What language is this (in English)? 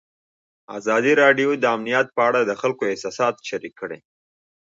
Pashto